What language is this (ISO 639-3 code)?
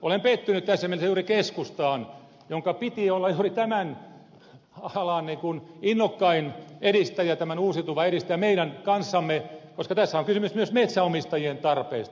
fin